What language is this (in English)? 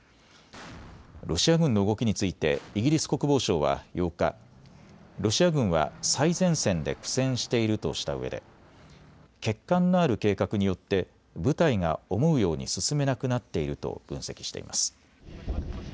Japanese